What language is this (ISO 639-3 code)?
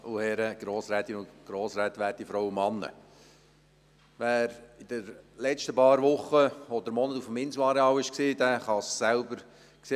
gsw